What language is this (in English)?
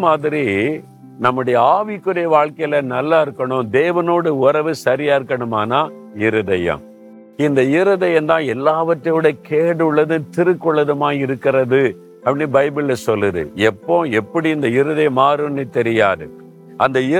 Tamil